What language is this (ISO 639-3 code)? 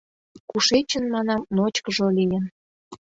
chm